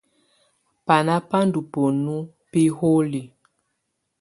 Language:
Tunen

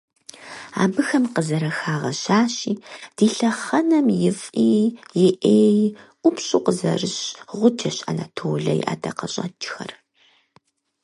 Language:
Kabardian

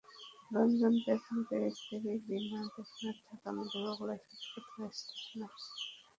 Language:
Bangla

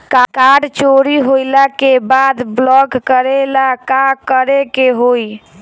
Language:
Bhojpuri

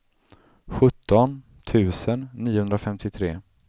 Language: Swedish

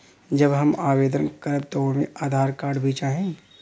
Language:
Bhojpuri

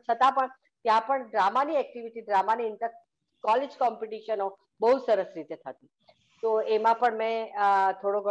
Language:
Gujarati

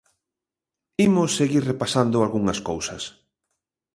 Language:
Galician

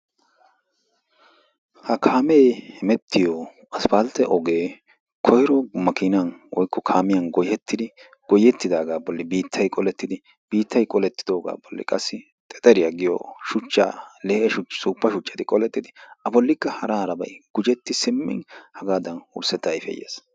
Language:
Wolaytta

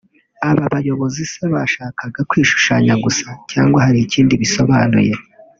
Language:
Kinyarwanda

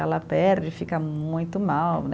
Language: Portuguese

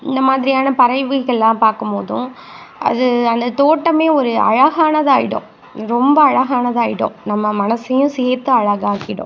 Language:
Tamil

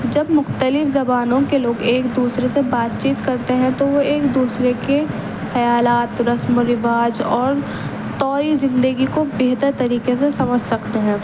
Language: Urdu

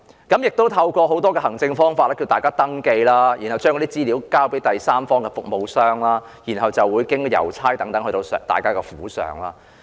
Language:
Cantonese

